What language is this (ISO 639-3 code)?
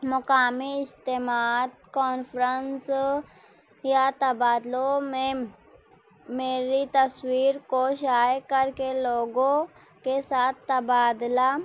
urd